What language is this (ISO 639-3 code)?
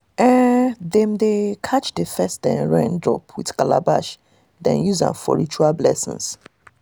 pcm